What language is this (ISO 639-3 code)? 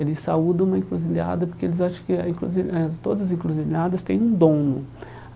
por